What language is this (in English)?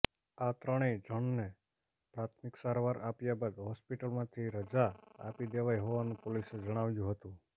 Gujarati